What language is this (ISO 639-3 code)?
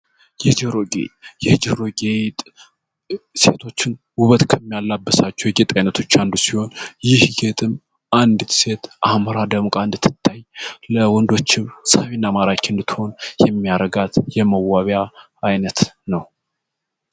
amh